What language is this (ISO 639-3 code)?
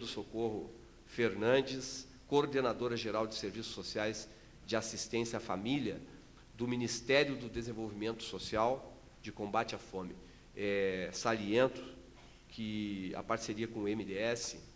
por